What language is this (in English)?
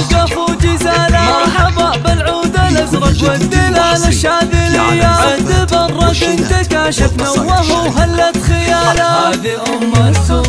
Arabic